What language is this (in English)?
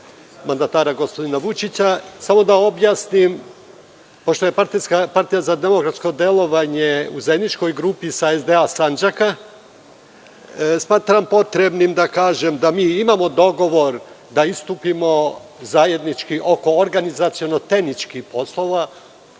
Serbian